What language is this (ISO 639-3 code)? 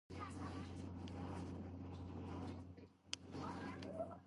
kat